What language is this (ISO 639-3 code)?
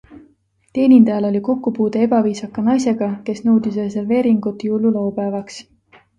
est